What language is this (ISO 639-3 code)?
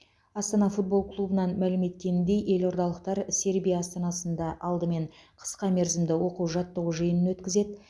kaz